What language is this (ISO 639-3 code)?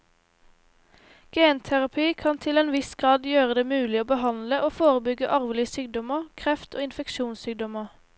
nor